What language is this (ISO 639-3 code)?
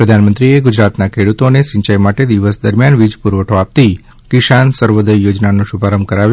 guj